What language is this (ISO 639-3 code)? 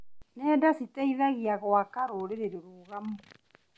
kik